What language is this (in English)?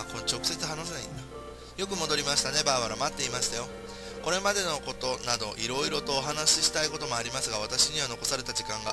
Japanese